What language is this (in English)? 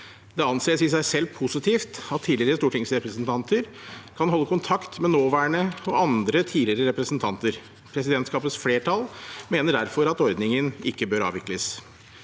Norwegian